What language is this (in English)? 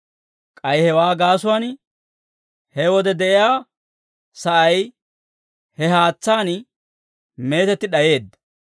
Dawro